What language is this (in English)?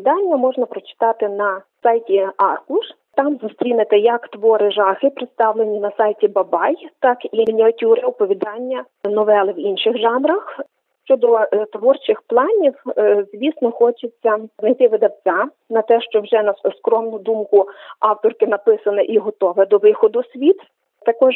Ukrainian